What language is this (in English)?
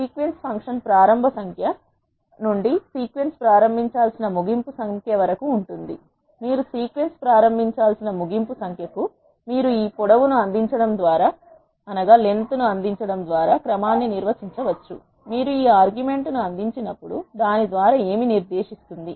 Telugu